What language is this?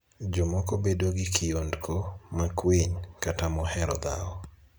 Luo (Kenya and Tanzania)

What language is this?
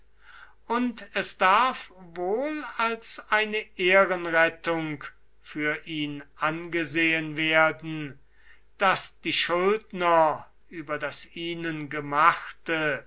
German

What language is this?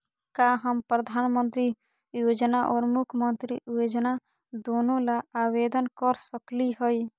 Magahi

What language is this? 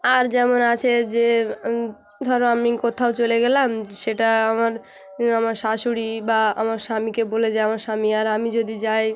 Bangla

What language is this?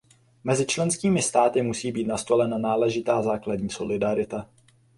Czech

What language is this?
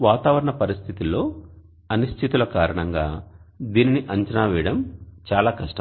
Telugu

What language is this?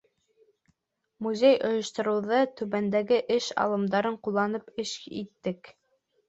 Bashkir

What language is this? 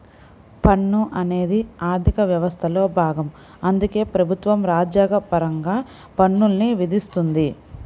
Telugu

